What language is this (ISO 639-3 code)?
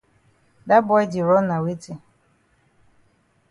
wes